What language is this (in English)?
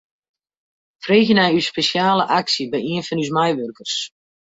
Western Frisian